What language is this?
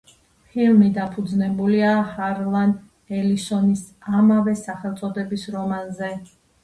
Georgian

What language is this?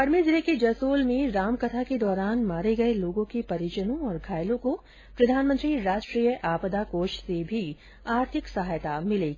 Hindi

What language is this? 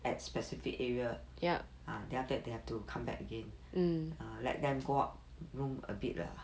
English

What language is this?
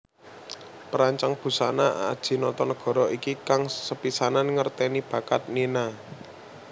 Javanese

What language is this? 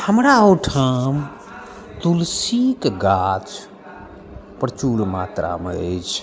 Maithili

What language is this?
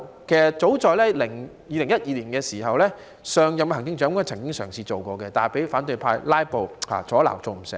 Cantonese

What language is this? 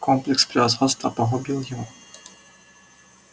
Russian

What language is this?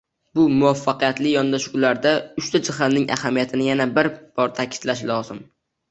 Uzbek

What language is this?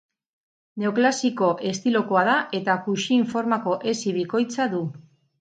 Basque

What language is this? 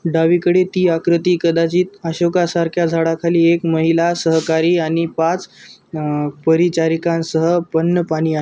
Marathi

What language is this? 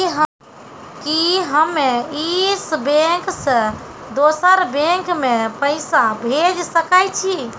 Maithili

